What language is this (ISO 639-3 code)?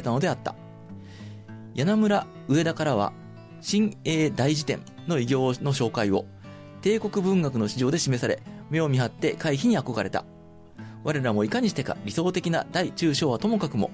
jpn